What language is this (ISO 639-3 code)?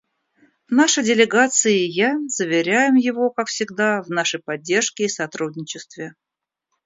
rus